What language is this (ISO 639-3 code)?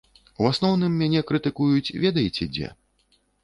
bel